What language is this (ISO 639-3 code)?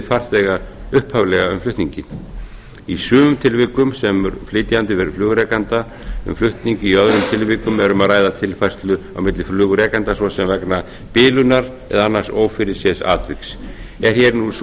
isl